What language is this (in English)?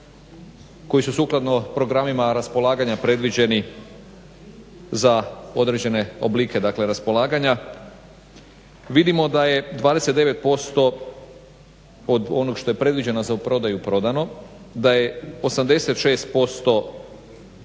Croatian